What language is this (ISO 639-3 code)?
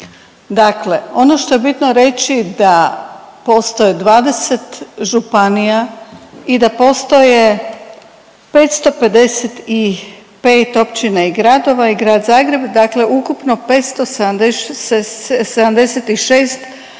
hrv